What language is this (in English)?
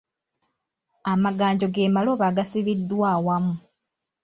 Ganda